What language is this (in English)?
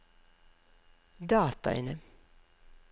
Norwegian